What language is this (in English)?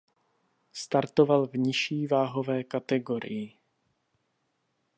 Czech